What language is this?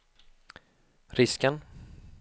Swedish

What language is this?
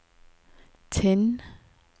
Norwegian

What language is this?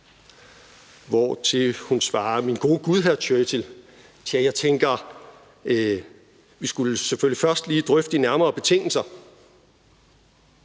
Danish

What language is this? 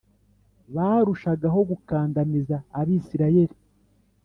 Kinyarwanda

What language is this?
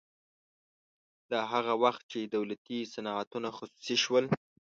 Pashto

